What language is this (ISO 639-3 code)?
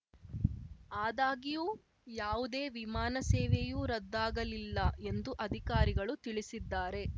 kan